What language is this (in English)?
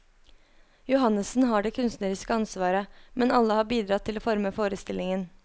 Norwegian